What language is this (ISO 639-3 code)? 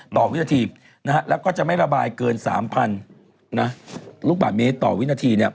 tha